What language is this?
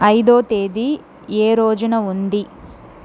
Telugu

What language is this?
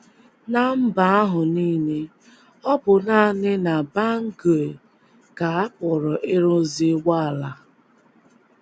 Igbo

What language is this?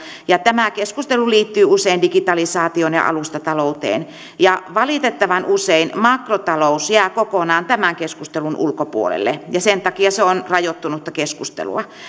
Finnish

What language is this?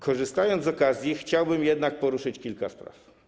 Polish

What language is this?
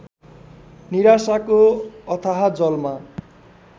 Nepali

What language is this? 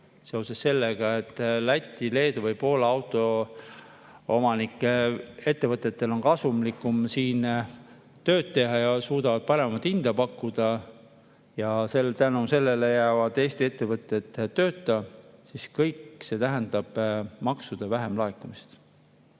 Estonian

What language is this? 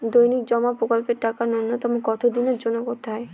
Bangla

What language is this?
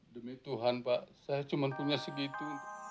Indonesian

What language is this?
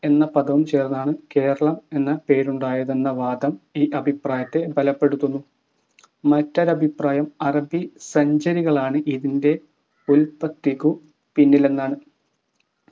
Malayalam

